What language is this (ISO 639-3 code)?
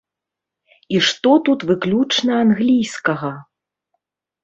bel